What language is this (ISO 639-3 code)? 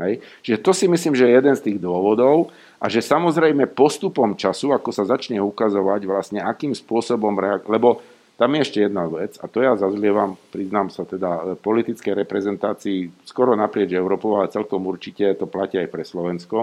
slk